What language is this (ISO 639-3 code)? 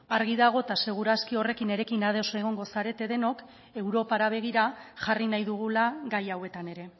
eus